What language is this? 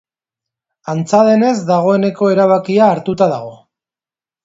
Basque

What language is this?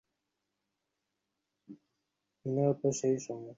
Bangla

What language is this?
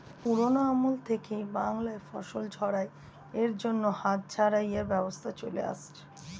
Bangla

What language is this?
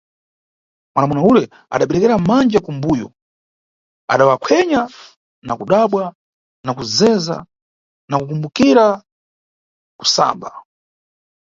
Nyungwe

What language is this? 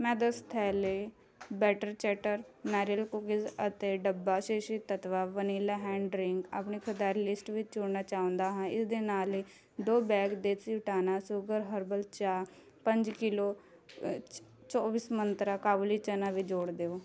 Punjabi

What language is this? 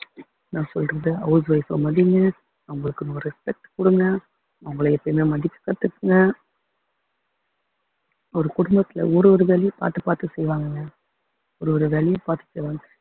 Tamil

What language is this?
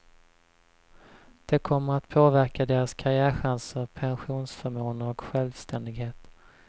Swedish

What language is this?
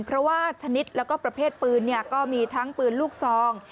Thai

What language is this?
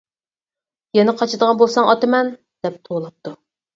Uyghur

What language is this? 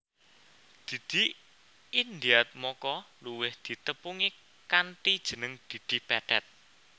Javanese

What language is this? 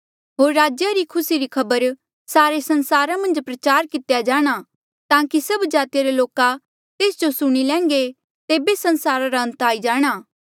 Mandeali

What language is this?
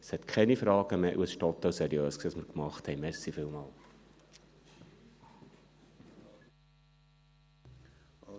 Swiss German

